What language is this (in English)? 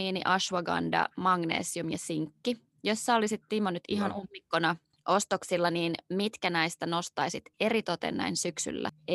Finnish